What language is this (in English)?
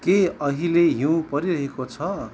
Nepali